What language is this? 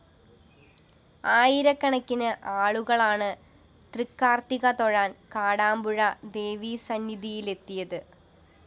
Malayalam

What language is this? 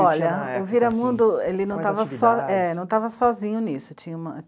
Portuguese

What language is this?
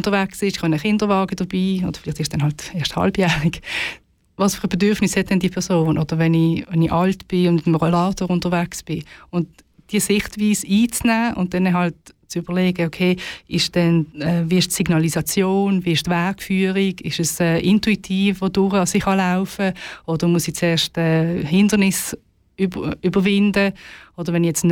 German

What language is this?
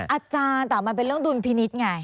Thai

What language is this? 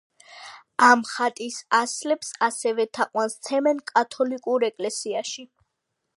Georgian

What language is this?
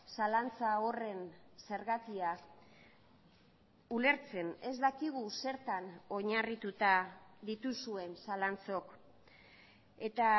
Basque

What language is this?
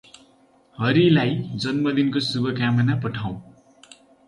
Nepali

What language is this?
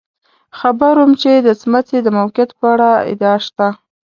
Pashto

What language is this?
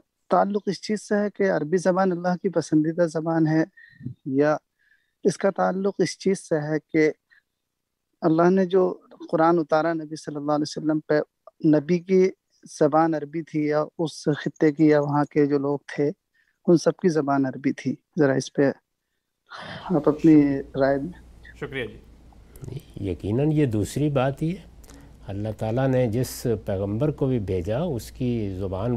Urdu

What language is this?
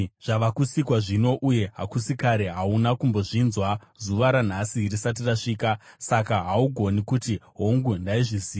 Shona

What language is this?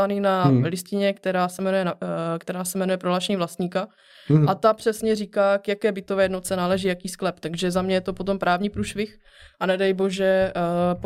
Czech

